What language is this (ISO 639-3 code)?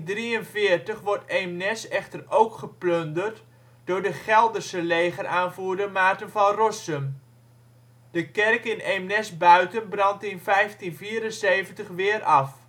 nld